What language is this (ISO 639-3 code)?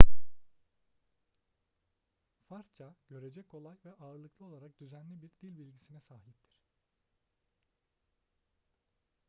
tur